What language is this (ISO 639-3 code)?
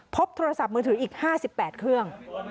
tha